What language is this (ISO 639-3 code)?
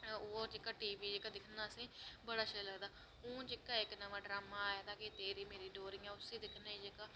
doi